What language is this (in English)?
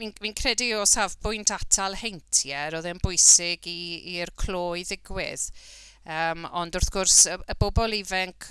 Welsh